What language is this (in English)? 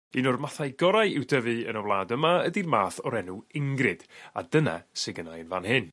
Welsh